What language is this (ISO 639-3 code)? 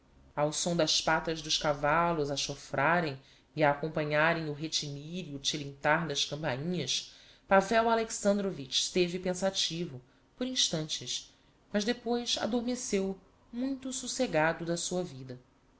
por